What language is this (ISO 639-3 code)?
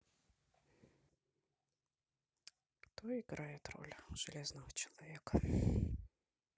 rus